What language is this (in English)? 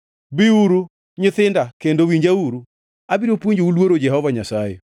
Luo (Kenya and Tanzania)